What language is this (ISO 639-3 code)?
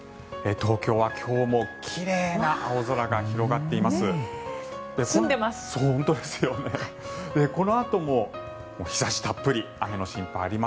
jpn